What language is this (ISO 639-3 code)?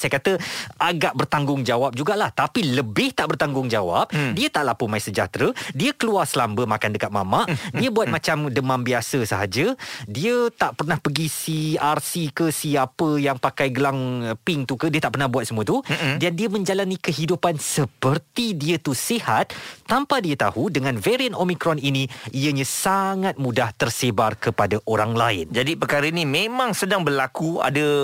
msa